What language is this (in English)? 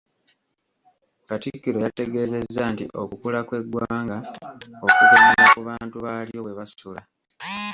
Ganda